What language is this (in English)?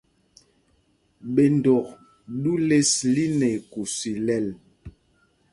Mpumpong